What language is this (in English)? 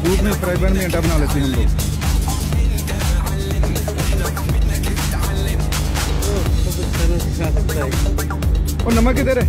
Spanish